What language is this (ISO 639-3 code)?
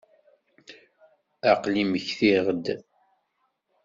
kab